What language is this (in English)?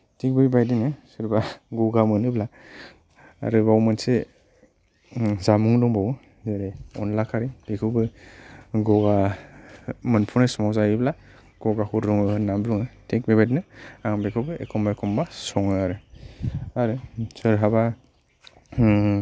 Bodo